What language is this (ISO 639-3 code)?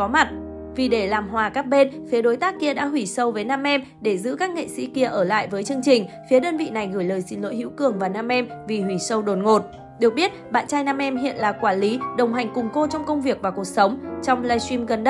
vie